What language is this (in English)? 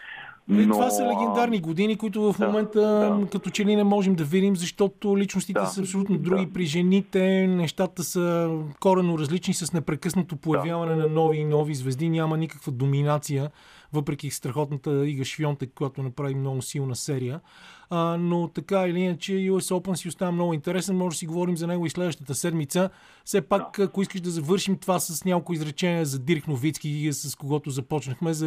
Bulgarian